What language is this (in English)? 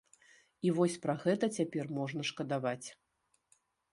Belarusian